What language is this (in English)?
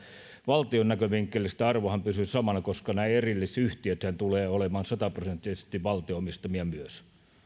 Finnish